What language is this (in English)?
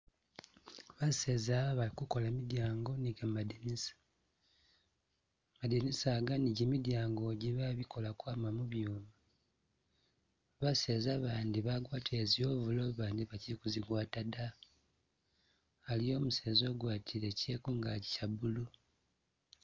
Masaaba